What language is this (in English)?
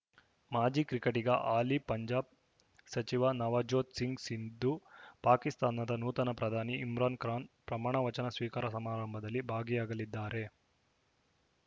Kannada